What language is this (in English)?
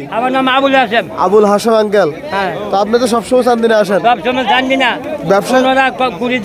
Turkish